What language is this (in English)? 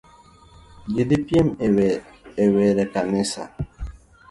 Luo (Kenya and Tanzania)